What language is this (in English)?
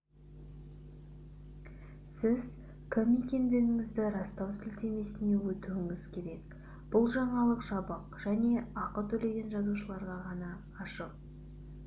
Kazakh